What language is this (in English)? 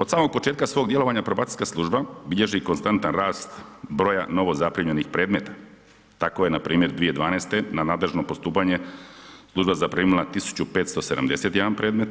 Croatian